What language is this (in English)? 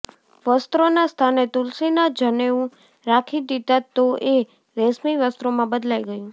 Gujarati